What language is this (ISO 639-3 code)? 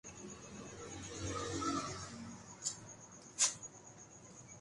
urd